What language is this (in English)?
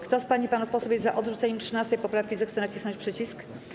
Polish